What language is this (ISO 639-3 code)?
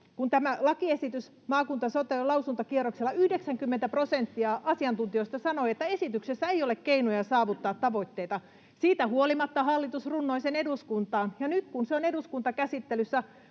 fin